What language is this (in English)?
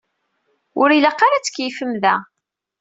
Kabyle